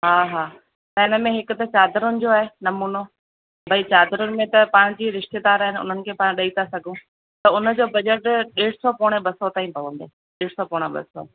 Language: Sindhi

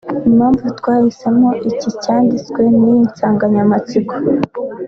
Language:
Kinyarwanda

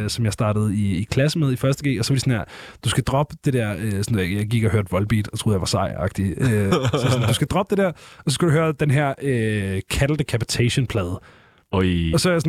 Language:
Danish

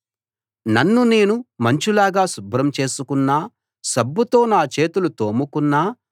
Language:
Telugu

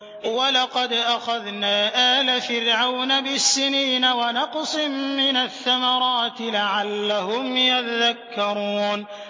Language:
Arabic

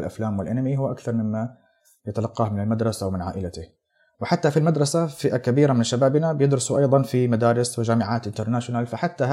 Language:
Arabic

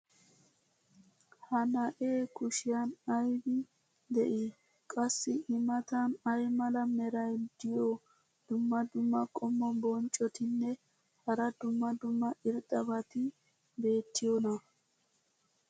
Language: Wolaytta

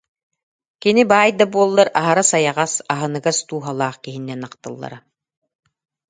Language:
Yakut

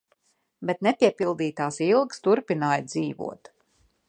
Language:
Latvian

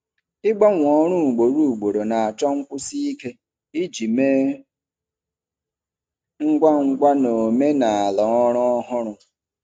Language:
Igbo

